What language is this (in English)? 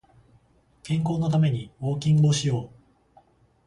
Japanese